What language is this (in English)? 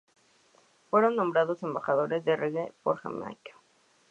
Spanish